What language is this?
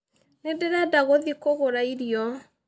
Kikuyu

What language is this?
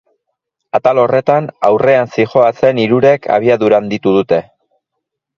Basque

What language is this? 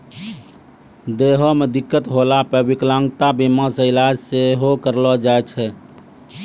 Maithili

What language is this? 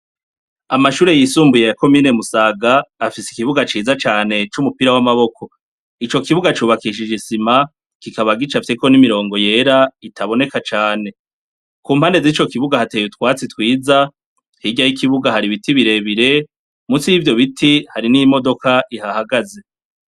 Rundi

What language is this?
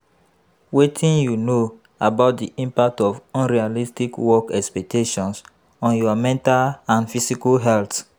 Nigerian Pidgin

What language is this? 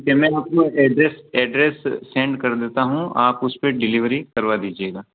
Hindi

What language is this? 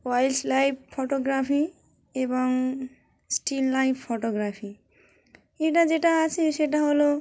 Bangla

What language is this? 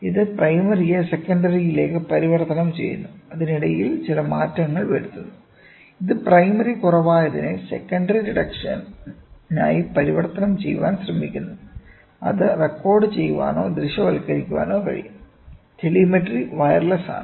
Malayalam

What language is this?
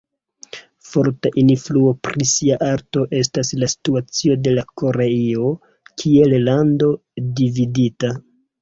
Esperanto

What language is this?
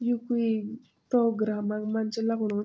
Garhwali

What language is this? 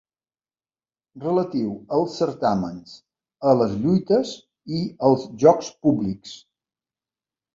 Catalan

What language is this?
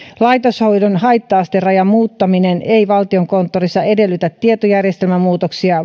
Finnish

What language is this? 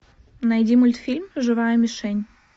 Russian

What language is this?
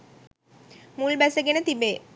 Sinhala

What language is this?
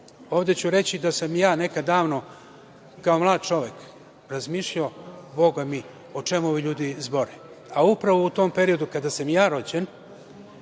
Serbian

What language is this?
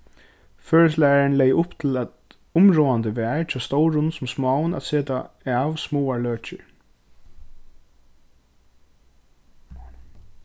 Faroese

